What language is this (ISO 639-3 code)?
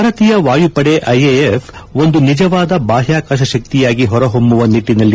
kan